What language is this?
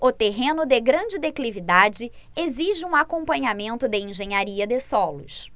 Portuguese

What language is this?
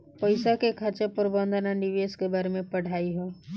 Bhojpuri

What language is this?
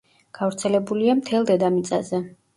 Georgian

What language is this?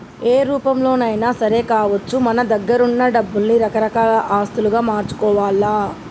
Telugu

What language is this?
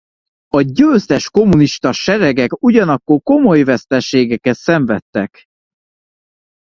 Hungarian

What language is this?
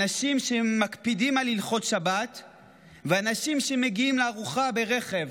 Hebrew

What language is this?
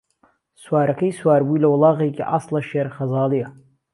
Central Kurdish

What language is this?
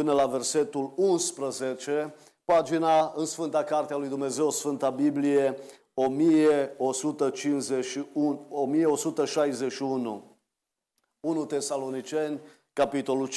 Romanian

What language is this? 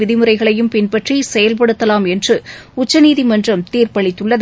Tamil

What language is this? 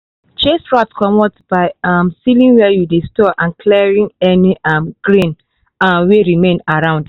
Nigerian Pidgin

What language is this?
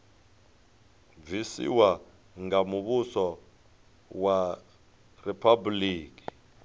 Venda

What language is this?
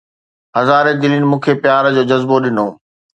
Sindhi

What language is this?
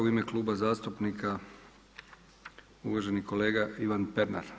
Croatian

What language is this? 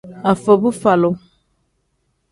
Tem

